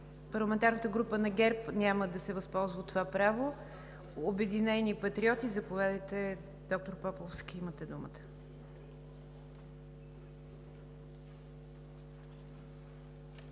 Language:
Bulgarian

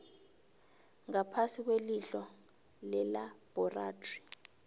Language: South Ndebele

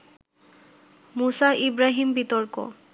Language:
Bangla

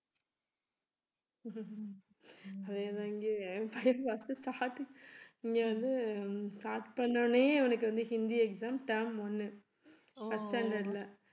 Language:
Tamil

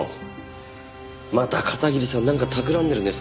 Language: Japanese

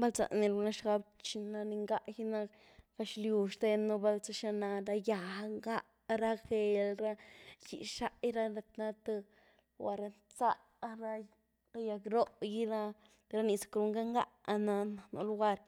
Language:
Güilá Zapotec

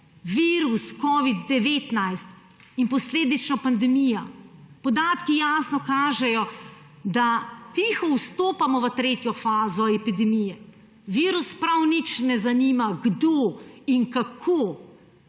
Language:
Slovenian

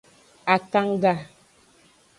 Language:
Aja (Benin)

